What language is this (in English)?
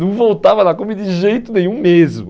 Portuguese